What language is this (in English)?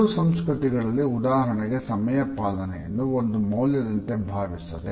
Kannada